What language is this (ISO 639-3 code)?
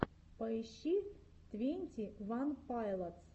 rus